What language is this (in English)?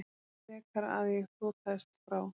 Icelandic